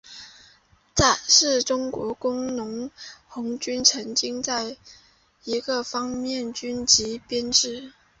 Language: Chinese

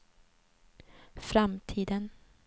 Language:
Swedish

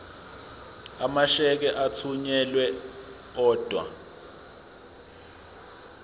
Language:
Zulu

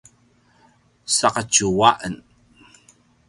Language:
Paiwan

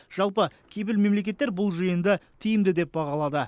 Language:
Kazakh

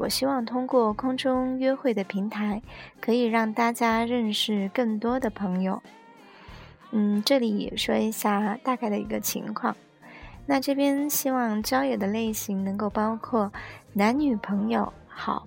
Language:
Chinese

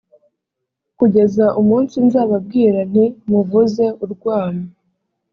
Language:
Kinyarwanda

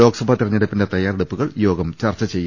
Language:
Malayalam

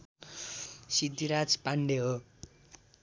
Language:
Nepali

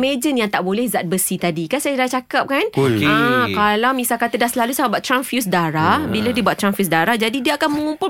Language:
Malay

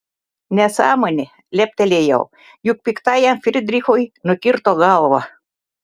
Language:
Lithuanian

